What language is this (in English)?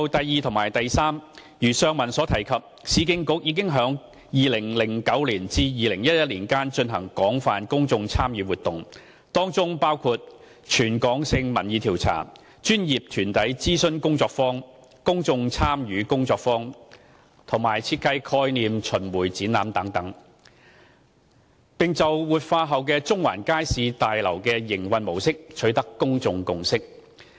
Cantonese